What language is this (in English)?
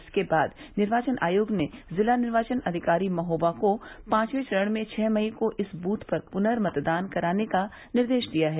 Hindi